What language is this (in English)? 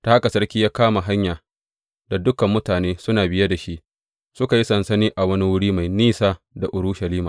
Hausa